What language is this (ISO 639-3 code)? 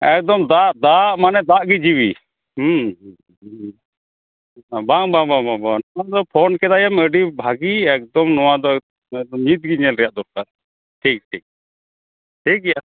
sat